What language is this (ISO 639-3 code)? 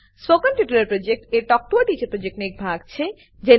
guj